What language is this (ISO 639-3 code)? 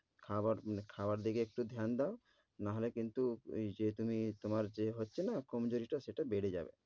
ben